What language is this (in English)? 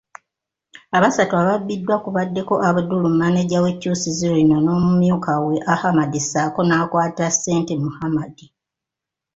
Ganda